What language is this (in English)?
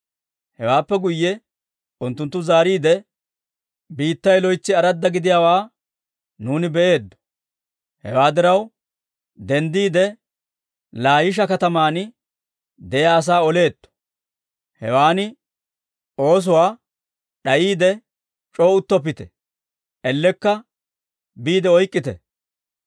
Dawro